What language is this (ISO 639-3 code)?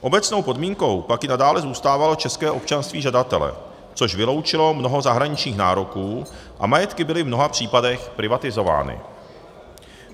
ces